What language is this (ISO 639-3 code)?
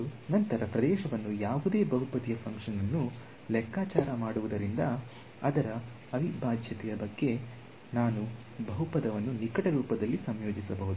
kan